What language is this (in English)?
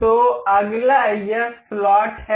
Hindi